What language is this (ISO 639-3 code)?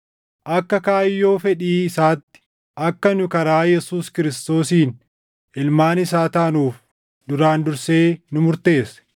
orm